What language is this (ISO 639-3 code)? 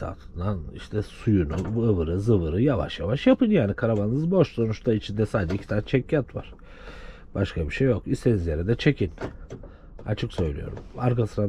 tur